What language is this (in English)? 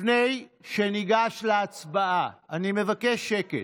Hebrew